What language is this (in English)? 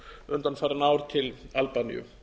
Icelandic